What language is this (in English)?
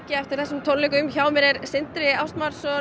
Icelandic